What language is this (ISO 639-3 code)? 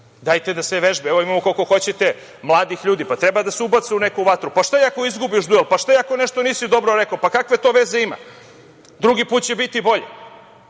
srp